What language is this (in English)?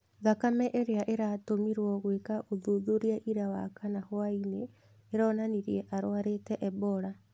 Kikuyu